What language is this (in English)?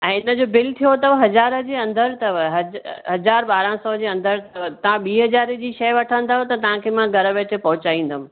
Sindhi